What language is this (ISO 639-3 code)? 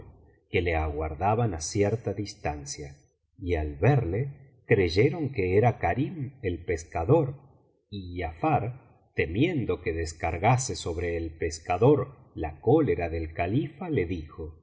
spa